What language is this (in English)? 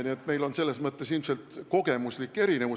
Estonian